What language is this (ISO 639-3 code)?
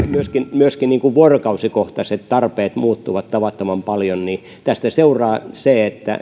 fin